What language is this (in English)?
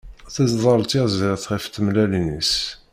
Kabyle